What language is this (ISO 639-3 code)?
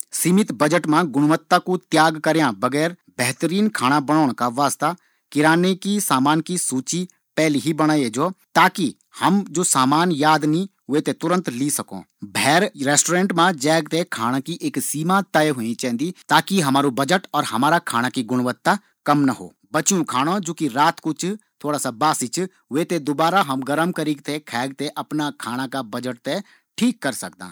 gbm